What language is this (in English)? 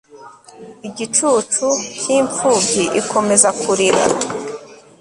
Kinyarwanda